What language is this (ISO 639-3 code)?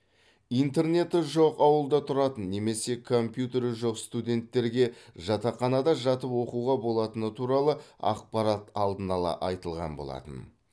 kaz